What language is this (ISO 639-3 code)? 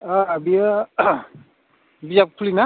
brx